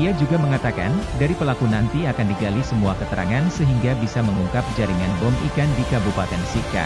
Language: Indonesian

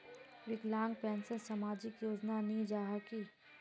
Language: Magahi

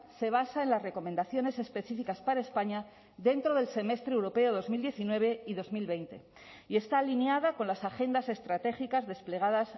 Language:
Spanish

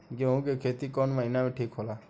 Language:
Bhojpuri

